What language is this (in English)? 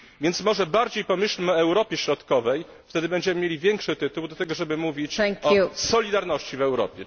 Polish